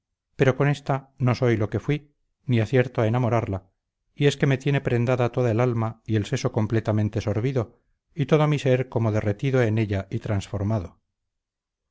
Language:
Spanish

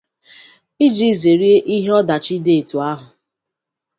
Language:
Igbo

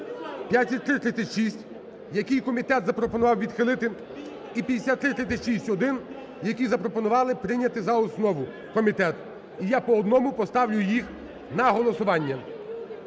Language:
Ukrainian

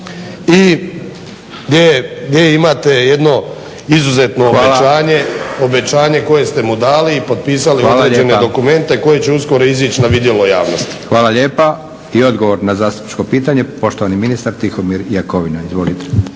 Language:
Croatian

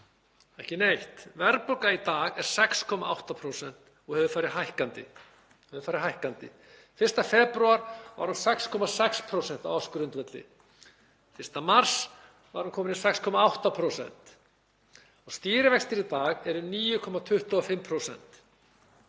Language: Icelandic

